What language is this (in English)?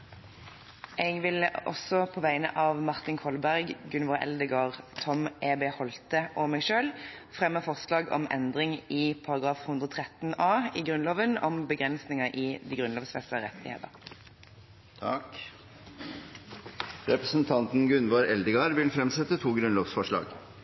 Norwegian